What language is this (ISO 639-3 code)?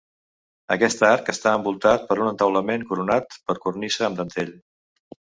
cat